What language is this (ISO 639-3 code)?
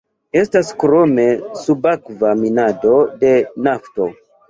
epo